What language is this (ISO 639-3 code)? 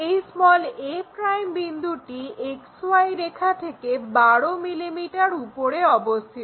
ben